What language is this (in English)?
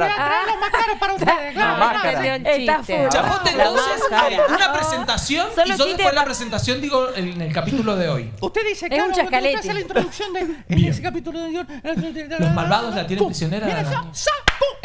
Spanish